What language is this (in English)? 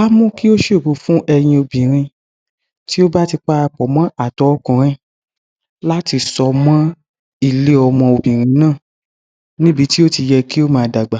Yoruba